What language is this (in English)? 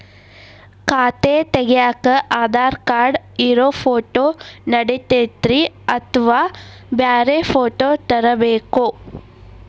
Kannada